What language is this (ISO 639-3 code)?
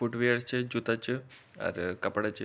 gbm